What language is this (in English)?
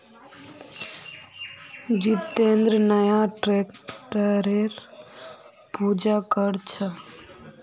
Magahi